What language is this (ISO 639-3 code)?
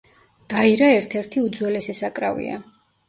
kat